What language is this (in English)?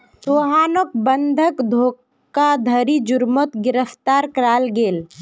Magahi